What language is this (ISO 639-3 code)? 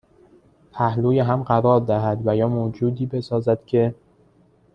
fas